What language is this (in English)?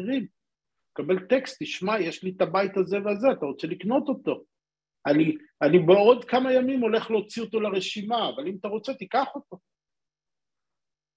Hebrew